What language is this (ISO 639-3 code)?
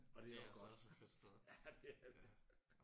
dan